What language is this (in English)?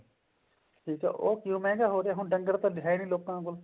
Punjabi